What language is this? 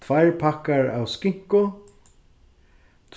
Faroese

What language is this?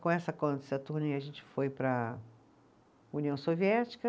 Portuguese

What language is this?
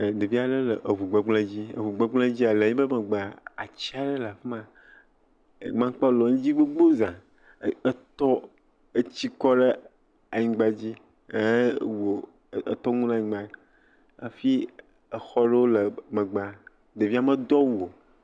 Ewe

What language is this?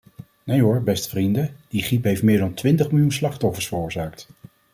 Dutch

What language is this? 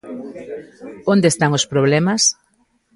Galician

